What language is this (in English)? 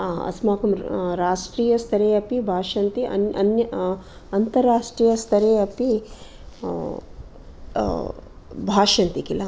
Sanskrit